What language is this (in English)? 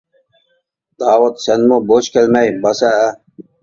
Uyghur